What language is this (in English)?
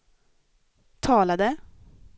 Swedish